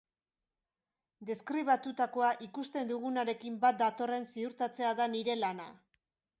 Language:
Basque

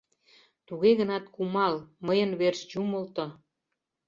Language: Mari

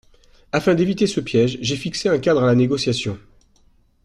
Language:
French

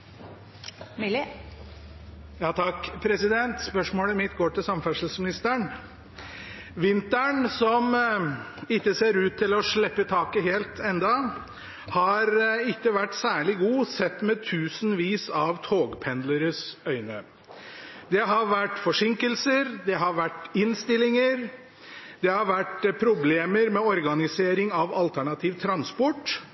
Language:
Norwegian Bokmål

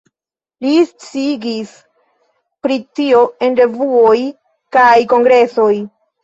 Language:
Esperanto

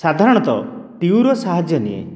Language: Odia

